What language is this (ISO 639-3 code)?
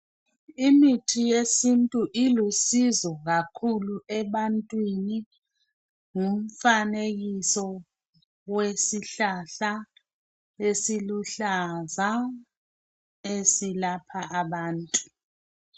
nde